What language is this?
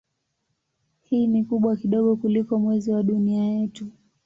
Swahili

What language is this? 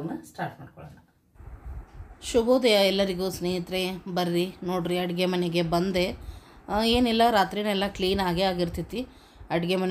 Kannada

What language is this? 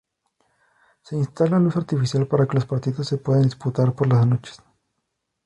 Spanish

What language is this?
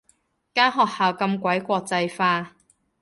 Cantonese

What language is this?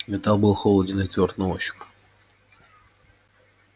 Russian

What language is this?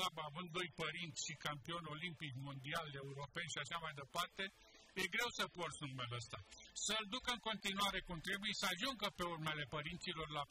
Romanian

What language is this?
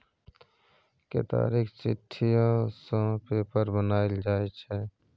Maithili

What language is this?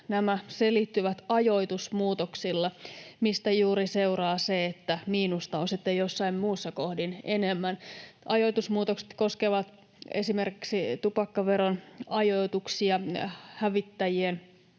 Finnish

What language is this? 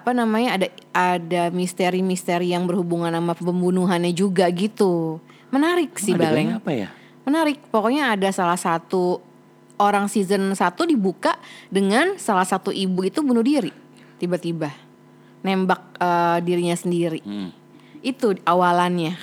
Indonesian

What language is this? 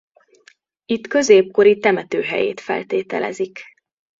Hungarian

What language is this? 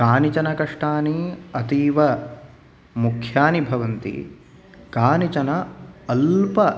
Sanskrit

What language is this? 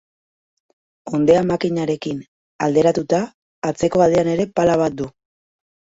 Basque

